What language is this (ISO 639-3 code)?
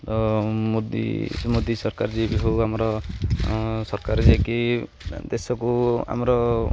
ori